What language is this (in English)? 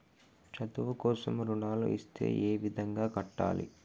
Telugu